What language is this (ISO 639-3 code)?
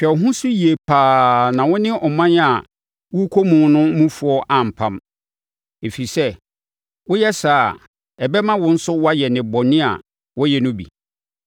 aka